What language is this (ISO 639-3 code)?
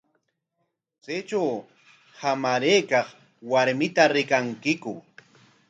qwa